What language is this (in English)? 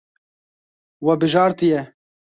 Kurdish